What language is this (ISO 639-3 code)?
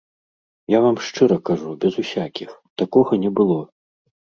bel